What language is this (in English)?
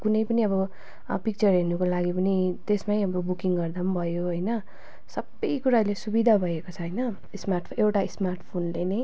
Nepali